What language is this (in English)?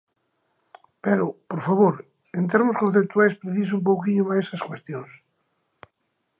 Galician